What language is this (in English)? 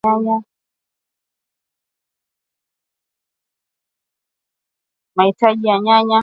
Swahili